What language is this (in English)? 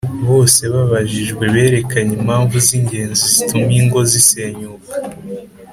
Kinyarwanda